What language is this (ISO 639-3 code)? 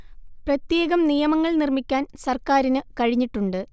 mal